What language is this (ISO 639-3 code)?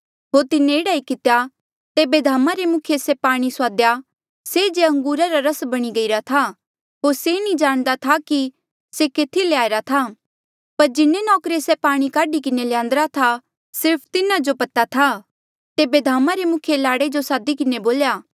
mjl